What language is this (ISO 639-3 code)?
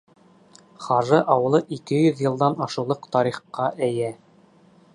bak